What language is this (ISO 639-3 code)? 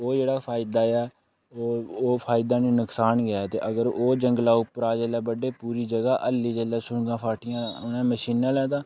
doi